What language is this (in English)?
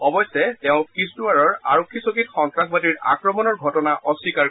Assamese